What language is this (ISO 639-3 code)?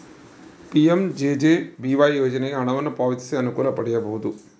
kan